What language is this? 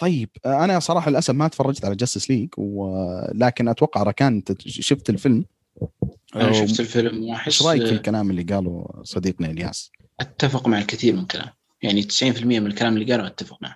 Arabic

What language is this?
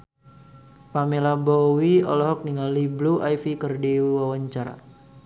Sundanese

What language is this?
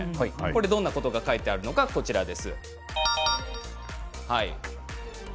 Japanese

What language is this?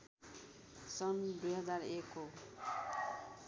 Nepali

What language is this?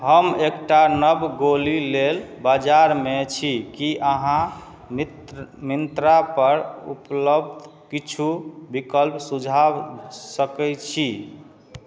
Maithili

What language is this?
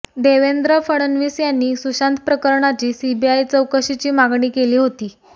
Marathi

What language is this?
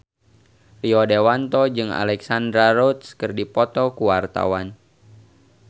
Sundanese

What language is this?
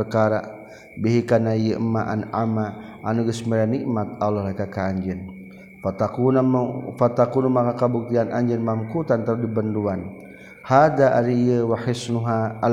Malay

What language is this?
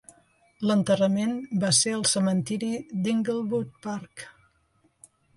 Catalan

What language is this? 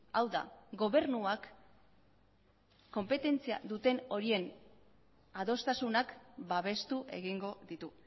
Basque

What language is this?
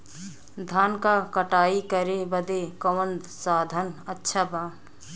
Bhojpuri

